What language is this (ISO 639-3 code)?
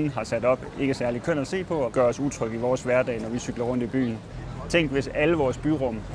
dan